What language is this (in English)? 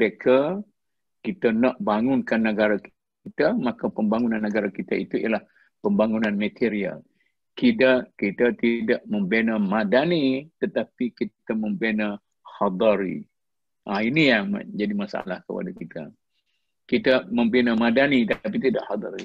Malay